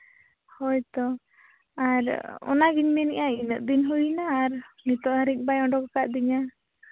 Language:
Santali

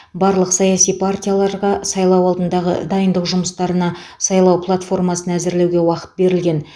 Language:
Kazakh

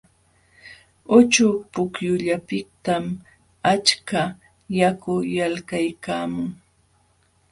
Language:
Jauja Wanca Quechua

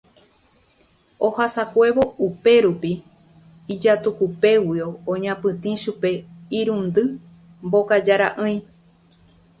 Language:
Guarani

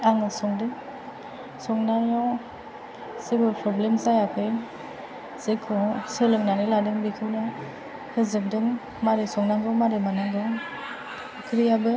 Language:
Bodo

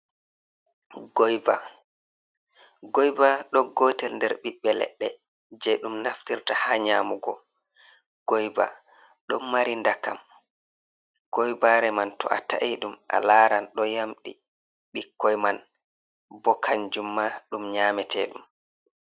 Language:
Fula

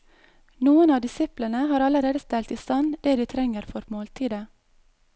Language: Norwegian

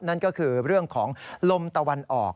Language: Thai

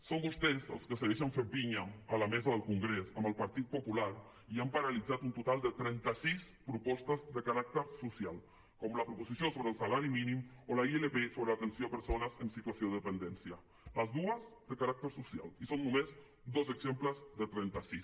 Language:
Catalan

